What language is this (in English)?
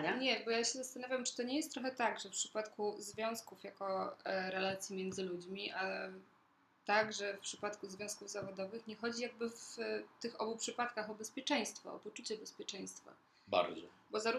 Polish